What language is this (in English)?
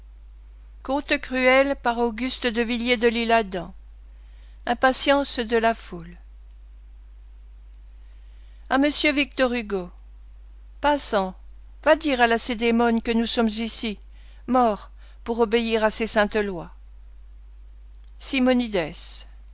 French